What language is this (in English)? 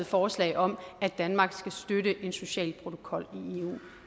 Danish